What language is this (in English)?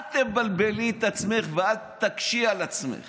Hebrew